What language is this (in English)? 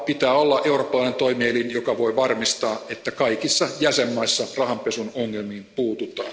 Finnish